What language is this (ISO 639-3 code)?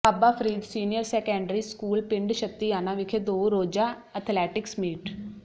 pan